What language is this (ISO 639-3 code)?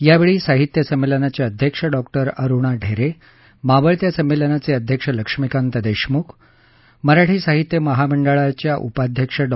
mar